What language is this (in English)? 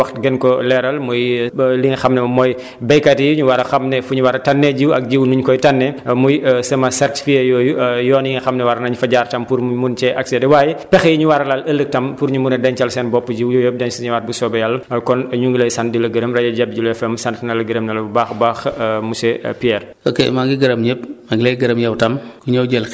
Wolof